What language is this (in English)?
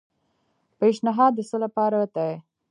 Pashto